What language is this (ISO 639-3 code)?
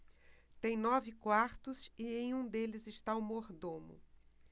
por